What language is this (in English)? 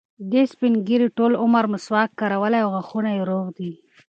Pashto